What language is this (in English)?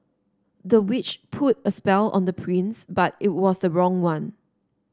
English